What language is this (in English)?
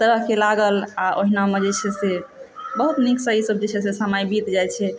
Maithili